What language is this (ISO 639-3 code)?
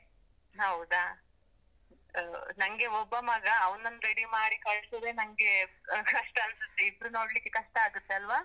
kan